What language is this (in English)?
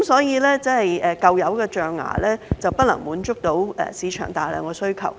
Cantonese